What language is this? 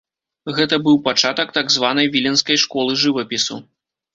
Belarusian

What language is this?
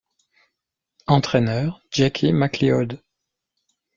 French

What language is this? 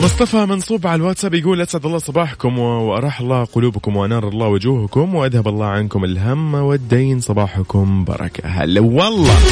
Arabic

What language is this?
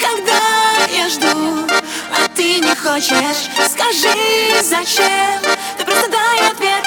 Ukrainian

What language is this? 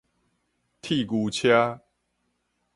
Min Nan Chinese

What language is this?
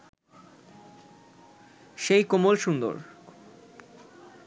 Bangla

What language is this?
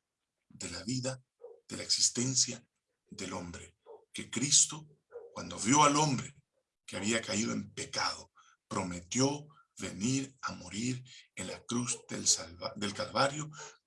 Spanish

